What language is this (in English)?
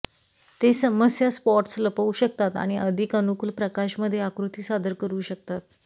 Marathi